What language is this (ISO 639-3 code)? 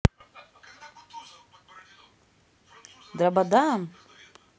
rus